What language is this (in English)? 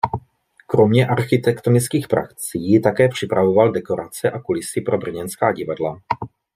Czech